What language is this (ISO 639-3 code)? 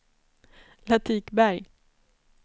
swe